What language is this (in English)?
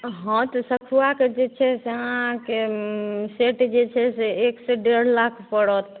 Maithili